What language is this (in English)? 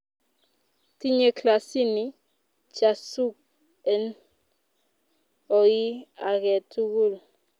Kalenjin